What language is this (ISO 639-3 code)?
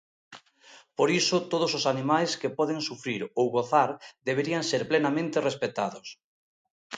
glg